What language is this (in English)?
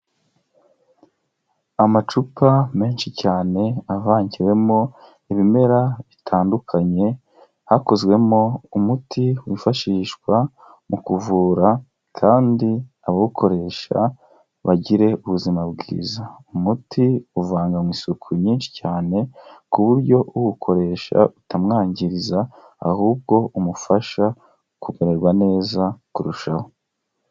Kinyarwanda